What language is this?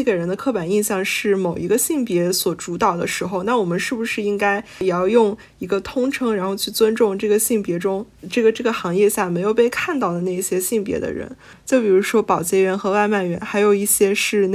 Chinese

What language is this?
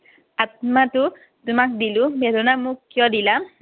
Assamese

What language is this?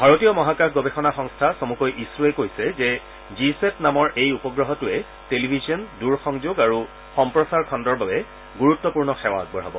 Assamese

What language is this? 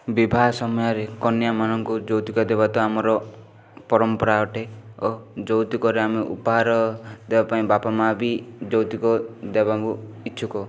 Odia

